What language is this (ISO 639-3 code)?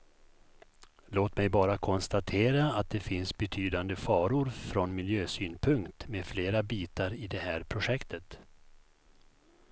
swe